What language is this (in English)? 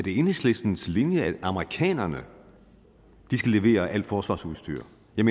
Danish